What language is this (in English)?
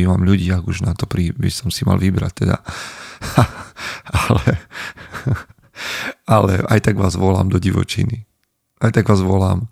Slovak